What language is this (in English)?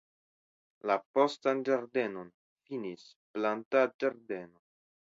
Esperanto